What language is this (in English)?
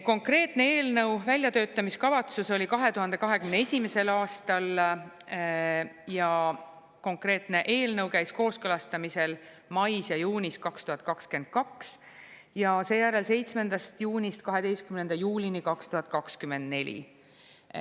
Estonian